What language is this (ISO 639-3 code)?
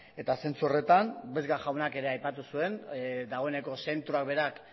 eus